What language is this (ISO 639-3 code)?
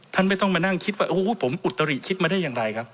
tha